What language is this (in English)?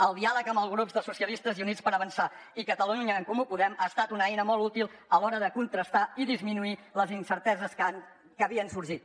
Catalan